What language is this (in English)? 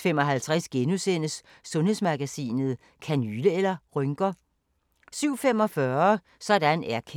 Danish